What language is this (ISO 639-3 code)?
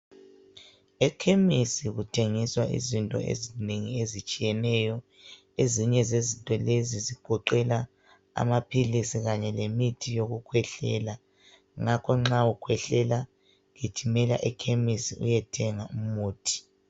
nde